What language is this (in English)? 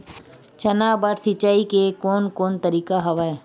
Chhattisgarhi